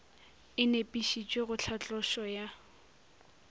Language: Northern Sotho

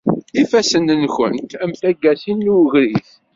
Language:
Kabyle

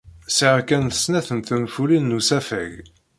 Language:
Kabyle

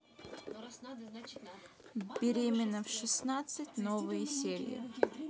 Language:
Russian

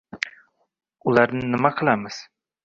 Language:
Uzbek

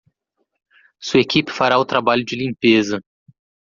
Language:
Portuguese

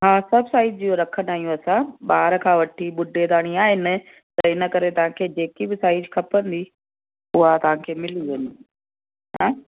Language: Sindhi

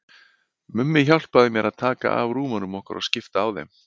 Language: Icelandic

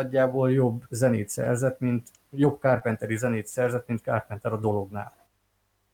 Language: Hungarian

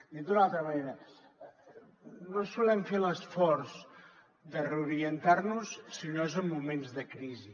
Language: Catalan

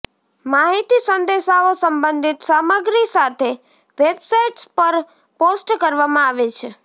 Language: Gujarati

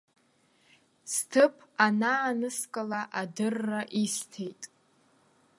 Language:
Abkhazian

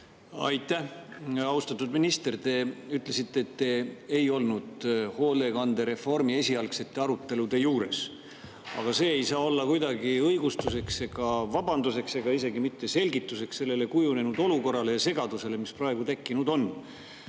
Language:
Estonian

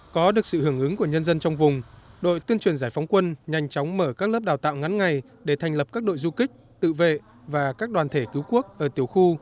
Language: Vietnamese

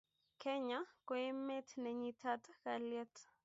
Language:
Kalenjin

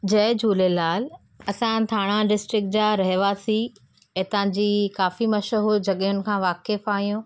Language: Sindhi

